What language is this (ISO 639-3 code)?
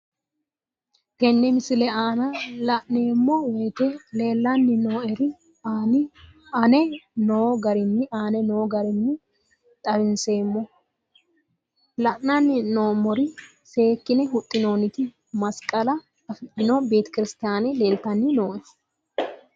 sid